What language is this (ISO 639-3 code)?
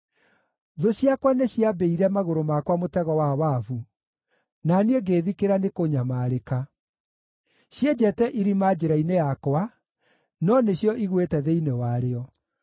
kik